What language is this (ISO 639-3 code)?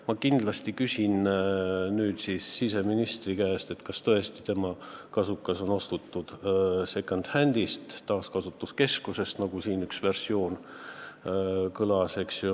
est